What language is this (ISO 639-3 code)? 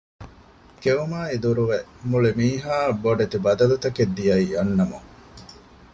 div